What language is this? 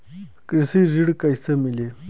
Bhojpuri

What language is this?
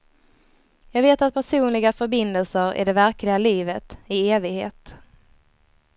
Swedish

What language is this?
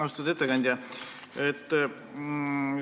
Estonian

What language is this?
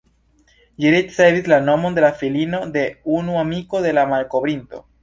Esperanto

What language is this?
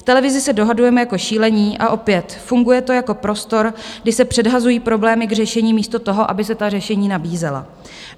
Czech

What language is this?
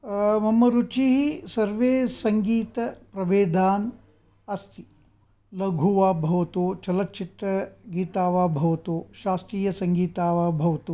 Sanskrit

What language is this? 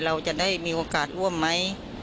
Thai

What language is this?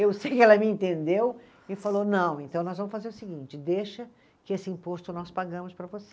Portuguese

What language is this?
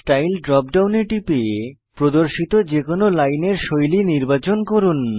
Bangla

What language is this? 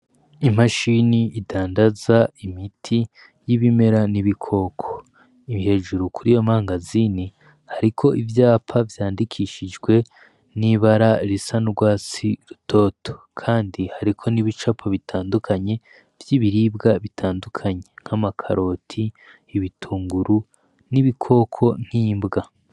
Rundi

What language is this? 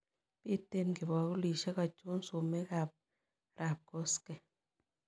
Kalenjin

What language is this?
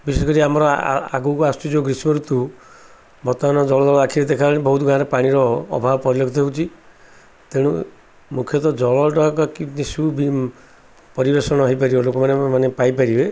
Odia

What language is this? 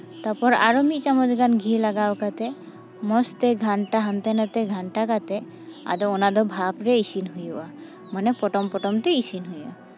Santali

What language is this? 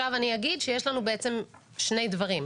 Hebrew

